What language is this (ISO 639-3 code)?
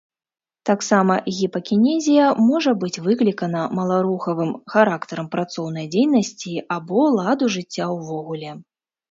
bel